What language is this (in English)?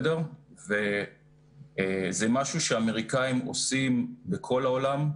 Hebrew